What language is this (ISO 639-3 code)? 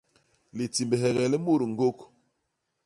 bas